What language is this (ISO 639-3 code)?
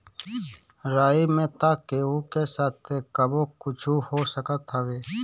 bho